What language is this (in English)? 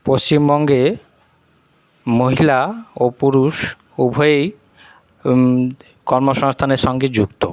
Bangla